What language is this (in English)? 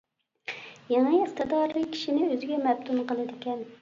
Uyghur